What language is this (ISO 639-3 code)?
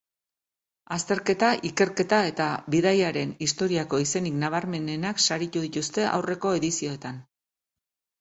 eus